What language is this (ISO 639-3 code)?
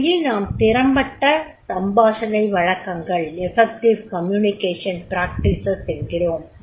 tam